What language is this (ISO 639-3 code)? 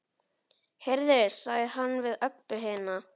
isl